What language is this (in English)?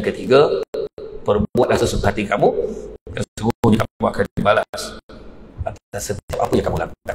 Malay